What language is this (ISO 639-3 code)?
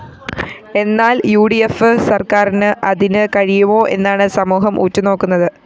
mal